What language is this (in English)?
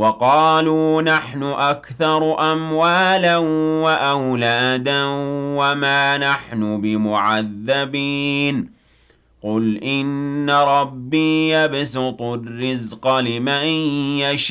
Arabic